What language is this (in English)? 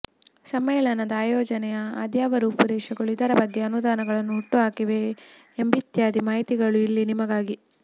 Kannada